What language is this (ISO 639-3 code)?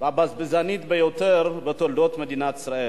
heb